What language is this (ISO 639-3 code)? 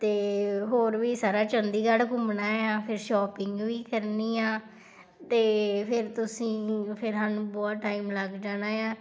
pan